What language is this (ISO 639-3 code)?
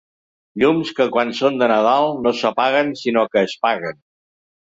cat